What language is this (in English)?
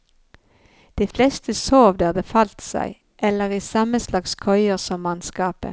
Norwegian